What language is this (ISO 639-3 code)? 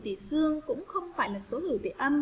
vie